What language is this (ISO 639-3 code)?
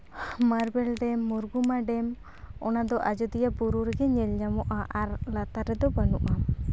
sat